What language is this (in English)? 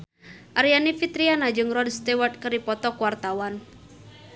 Sundanese